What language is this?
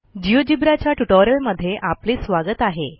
Marathi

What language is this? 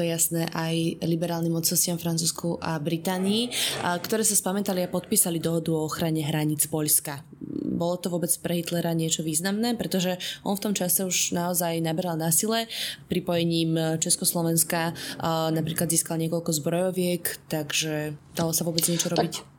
Slovak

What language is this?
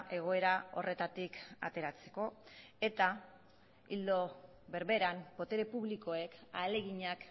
Basque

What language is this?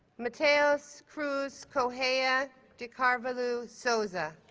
English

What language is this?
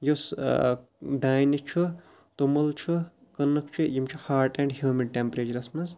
Kashmiri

